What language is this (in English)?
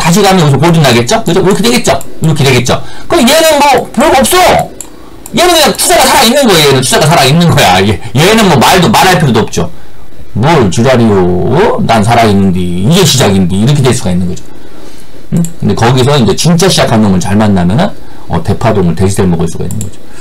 Korean